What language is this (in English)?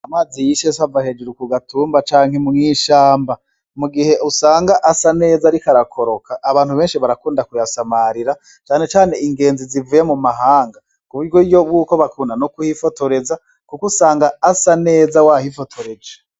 Rundi